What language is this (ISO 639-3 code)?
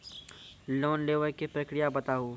mai